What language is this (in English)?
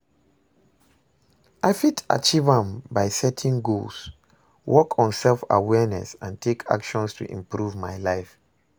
Nigerian Pidgin